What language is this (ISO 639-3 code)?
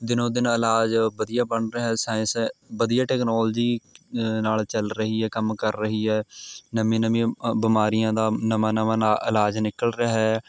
pan